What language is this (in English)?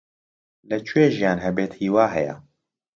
Central Kurdish